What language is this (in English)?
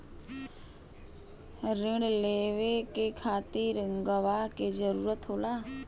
Bhojpuri